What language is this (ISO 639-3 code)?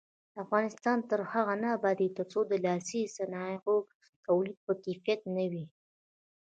pus